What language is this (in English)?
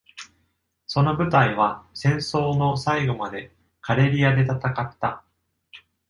Japanese